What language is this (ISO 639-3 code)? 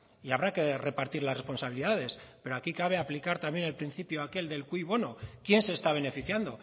spa